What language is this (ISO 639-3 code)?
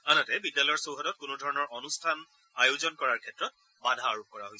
asm